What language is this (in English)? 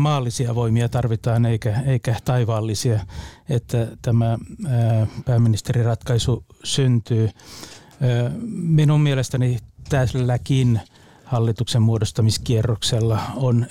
Finnish